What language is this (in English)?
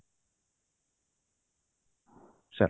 Odia